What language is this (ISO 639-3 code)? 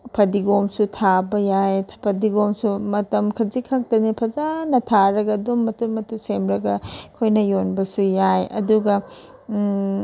mni